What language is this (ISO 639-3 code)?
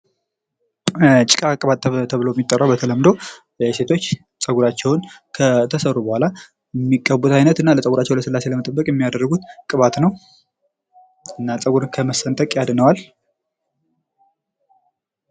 amh